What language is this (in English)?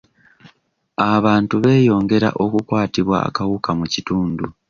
Ganda